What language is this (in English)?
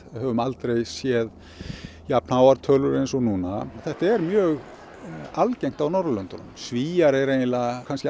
Icelandic